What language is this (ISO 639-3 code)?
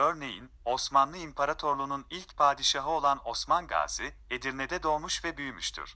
tur